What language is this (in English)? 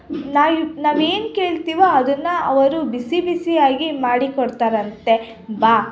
Kannada